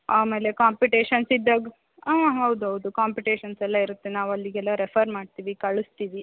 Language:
Kannada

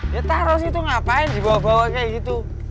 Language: Indonesian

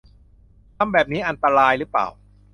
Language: Thai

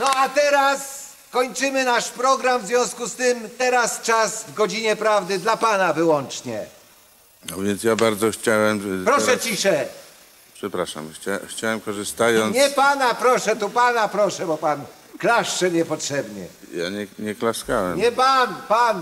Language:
Polish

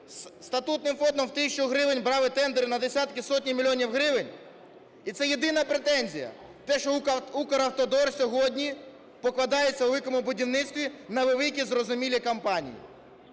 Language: Ukrainian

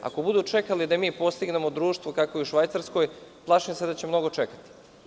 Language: Serbian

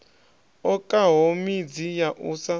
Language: Venda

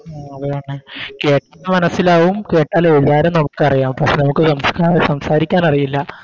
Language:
Malayalam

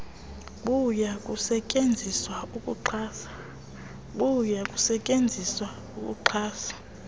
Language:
Xhosa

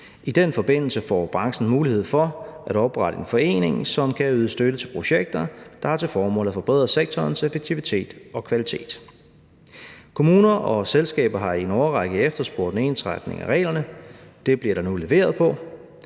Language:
Danish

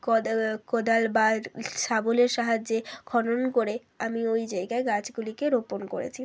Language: Bangla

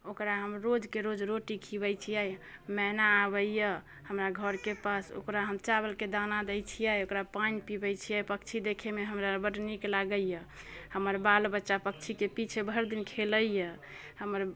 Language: Maithili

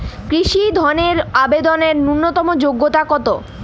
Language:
Bangla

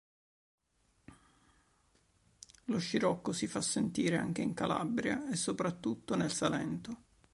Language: Italian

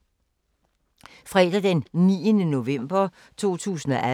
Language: Danish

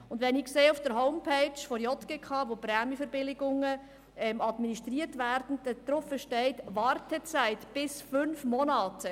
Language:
Swiss German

